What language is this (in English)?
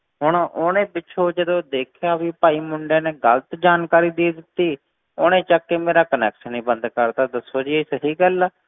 Punjabi